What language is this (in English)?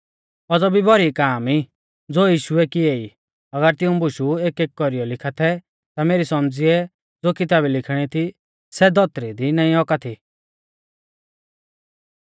Mahasu Pahari